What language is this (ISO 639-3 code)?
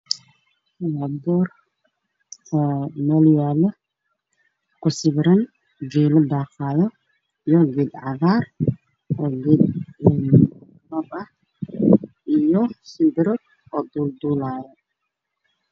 som